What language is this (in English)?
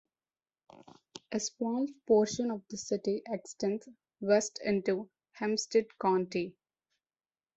English